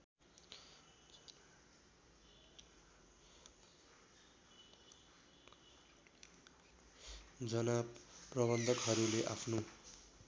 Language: Nepali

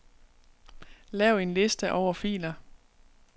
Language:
Danish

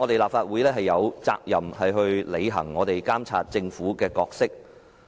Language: Cantonese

